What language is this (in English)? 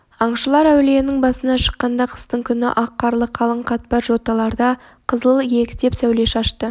Kazakh